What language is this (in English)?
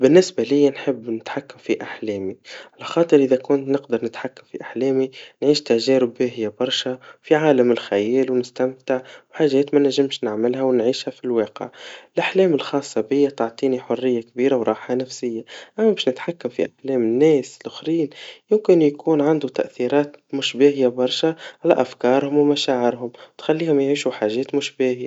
Tunisian Arabic